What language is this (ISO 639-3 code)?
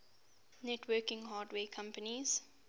eng